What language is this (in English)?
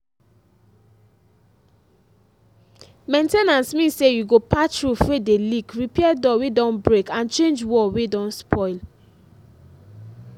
Nigerian Pidgin